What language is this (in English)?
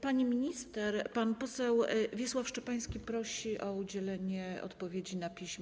Polish